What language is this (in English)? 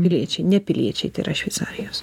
Lithuanian